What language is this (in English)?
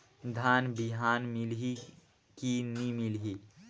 Chhattisgarhi